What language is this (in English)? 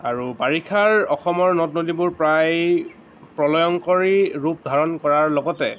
Assamese